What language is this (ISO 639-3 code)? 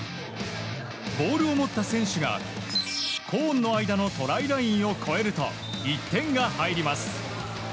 jpn